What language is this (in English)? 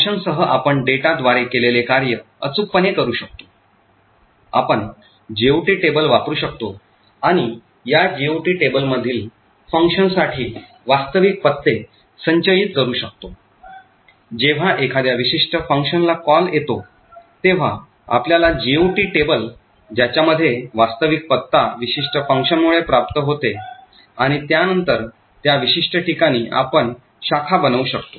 Marathi